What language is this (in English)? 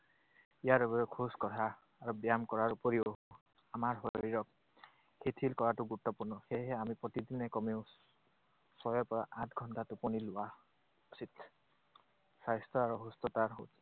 Assamese